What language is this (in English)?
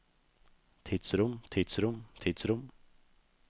Norwegian